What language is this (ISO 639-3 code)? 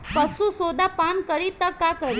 bho